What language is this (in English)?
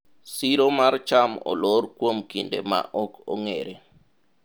Luo (Kenya and Tanzania)